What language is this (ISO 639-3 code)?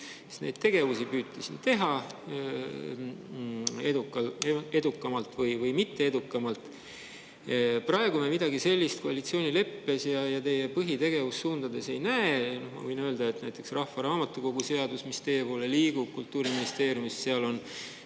est